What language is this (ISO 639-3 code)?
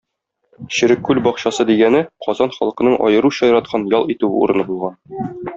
tat